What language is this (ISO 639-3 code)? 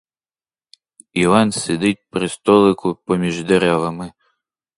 ukr